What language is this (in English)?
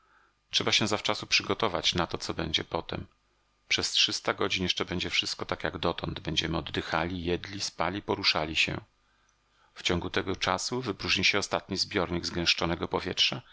Polish